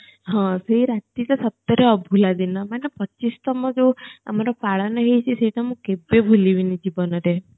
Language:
Odia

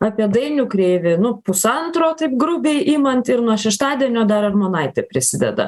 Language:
Lithuanian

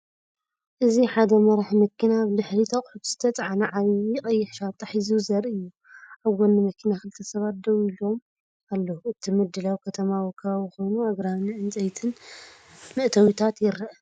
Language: Tigrinya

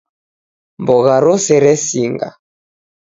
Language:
Taita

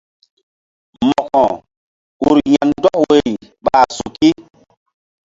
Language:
Mbum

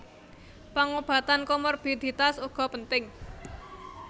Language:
Javanese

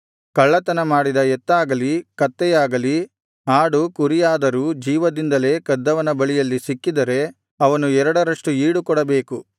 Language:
Kannada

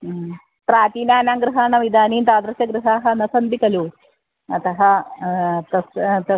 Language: Sanskrit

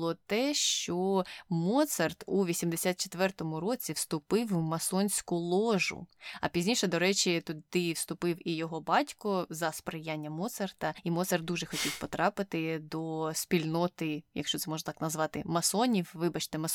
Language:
Ukrainian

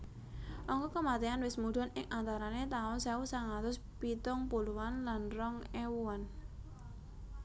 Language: Javanese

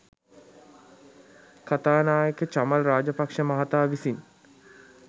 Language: Sinhala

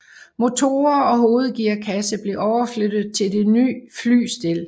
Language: Danish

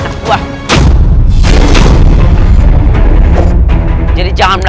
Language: Indonesian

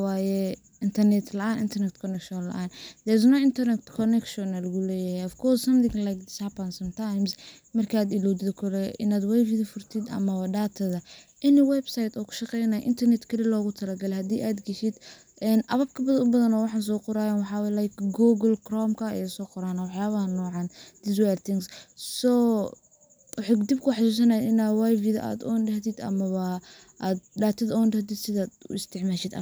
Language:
Somali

